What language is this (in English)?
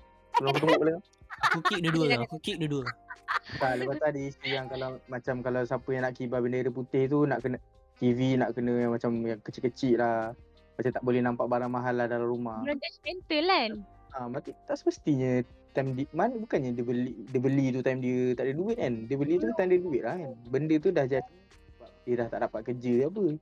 Malay